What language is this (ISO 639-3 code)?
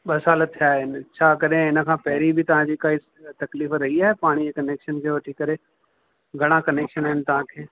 snd